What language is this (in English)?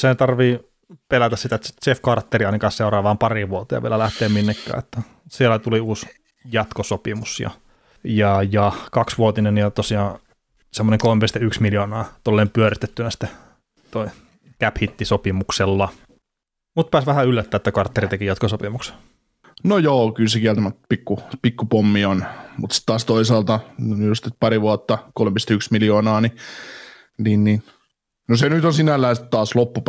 Finnish